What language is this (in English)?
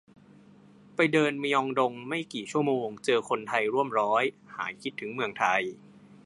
Thai